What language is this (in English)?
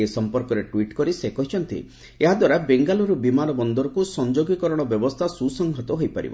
Odia